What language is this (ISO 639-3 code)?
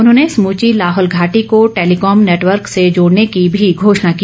hin